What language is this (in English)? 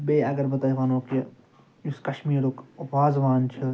Kashmiri